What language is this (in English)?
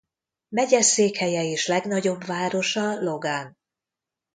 Hungarian